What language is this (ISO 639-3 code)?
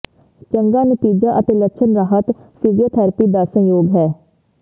pan